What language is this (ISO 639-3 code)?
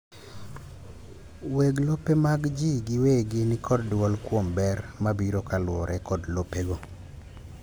luo